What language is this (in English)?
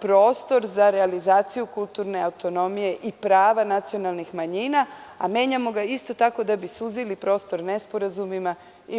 Serbian